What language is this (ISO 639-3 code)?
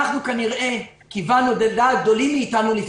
heb